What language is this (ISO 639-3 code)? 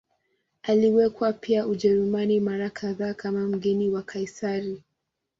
swa